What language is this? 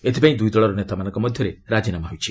Odia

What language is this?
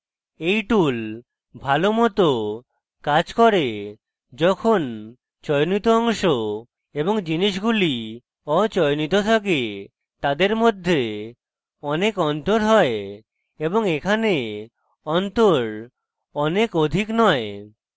Bangla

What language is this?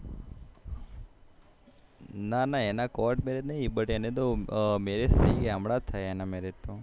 Gujarati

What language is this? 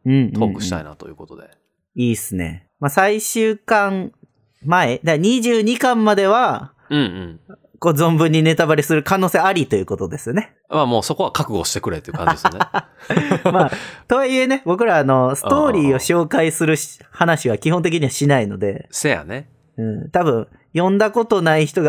Japanese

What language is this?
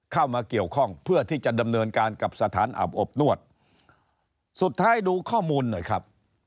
Thai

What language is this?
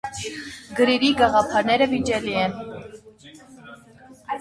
Armenian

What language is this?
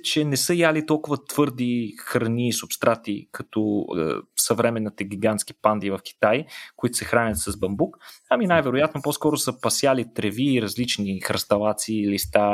Bulgarian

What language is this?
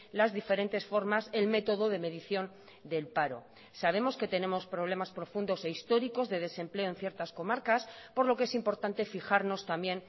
Spanish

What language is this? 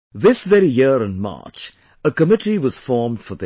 English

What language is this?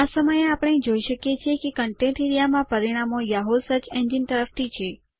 Gujarati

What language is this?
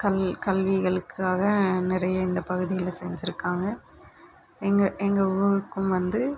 Tamil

